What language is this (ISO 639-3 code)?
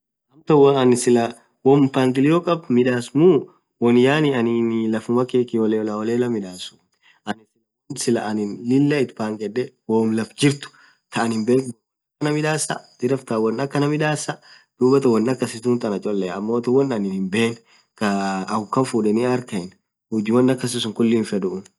orc